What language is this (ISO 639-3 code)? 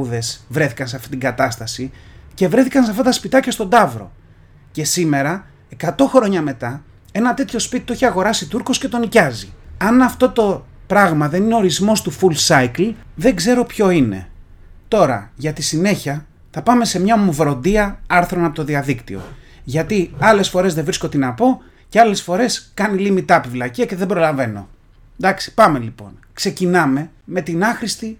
ell